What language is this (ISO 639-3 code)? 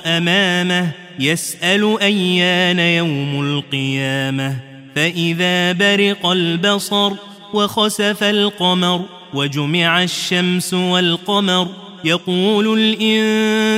ara